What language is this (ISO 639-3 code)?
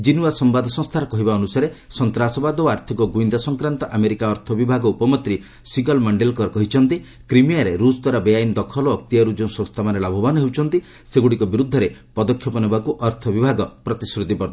ori